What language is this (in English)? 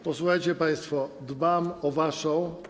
Polish